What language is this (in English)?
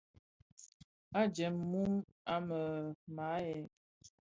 Bafia